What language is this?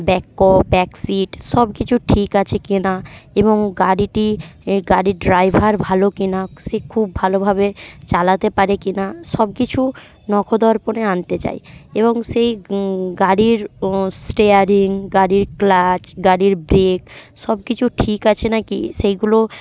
Bangla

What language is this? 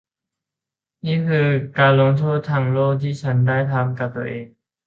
Thai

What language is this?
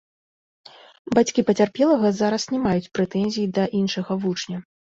Belarusian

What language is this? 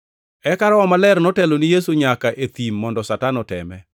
Luo (Kenya and Tanzania)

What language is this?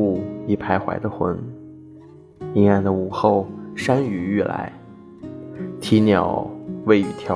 Chinese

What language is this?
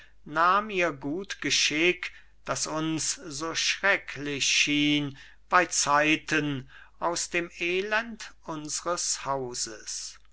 German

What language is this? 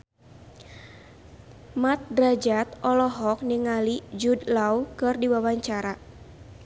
Sundanese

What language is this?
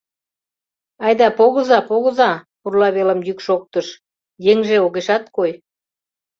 Mari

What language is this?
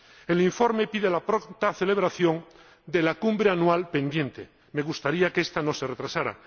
Spanish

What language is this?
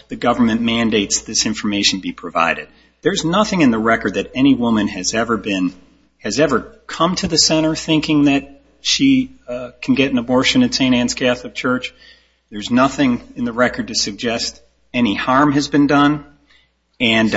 English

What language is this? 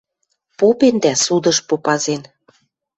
Western Mari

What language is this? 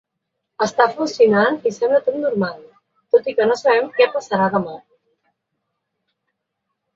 Catalan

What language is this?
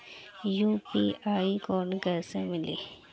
Bhojpuri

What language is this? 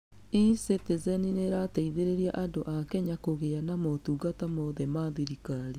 Kikuyu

